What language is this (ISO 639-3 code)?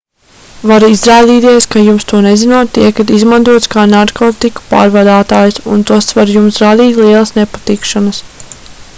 lav